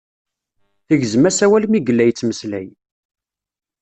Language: Kabyle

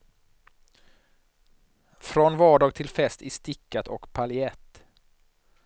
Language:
Swedish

